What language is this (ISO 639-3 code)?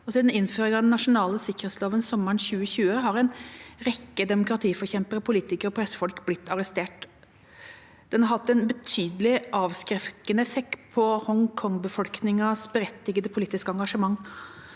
nor